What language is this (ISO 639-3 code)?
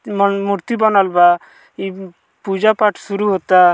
bho